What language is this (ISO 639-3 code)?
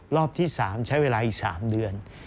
tha